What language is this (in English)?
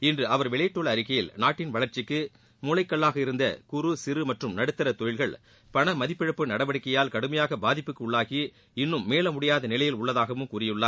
Tamil